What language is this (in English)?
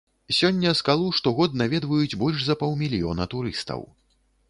Belarusian